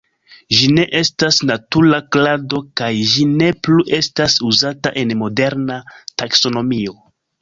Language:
Esperanto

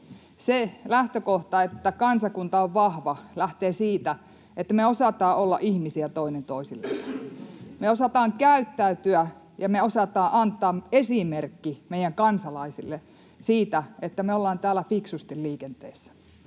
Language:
Finnish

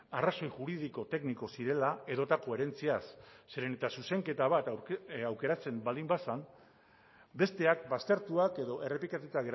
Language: Basque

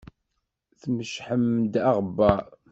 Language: Kabyle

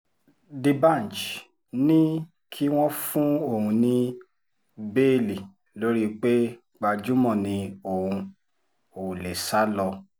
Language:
Yoruba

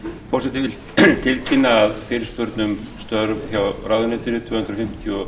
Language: Icelandic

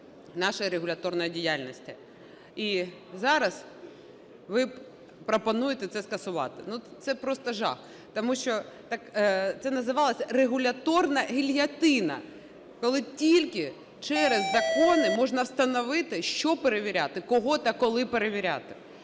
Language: Ukrainian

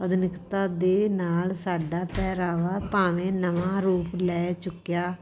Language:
Punjabi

